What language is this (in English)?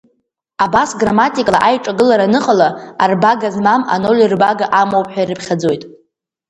Abkhazian